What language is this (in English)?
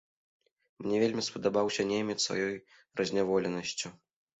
Belarusian